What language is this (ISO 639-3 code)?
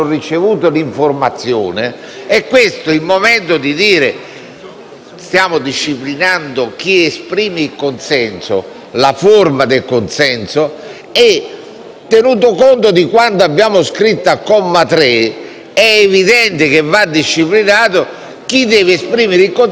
ita